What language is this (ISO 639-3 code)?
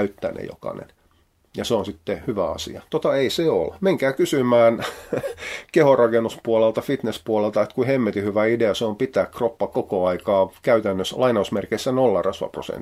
fin